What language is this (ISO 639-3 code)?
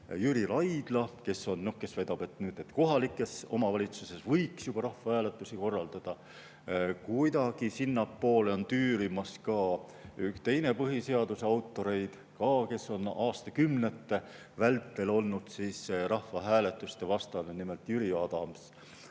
est